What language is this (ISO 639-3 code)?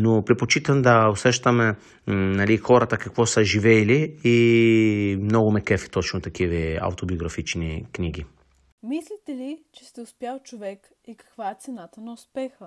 bul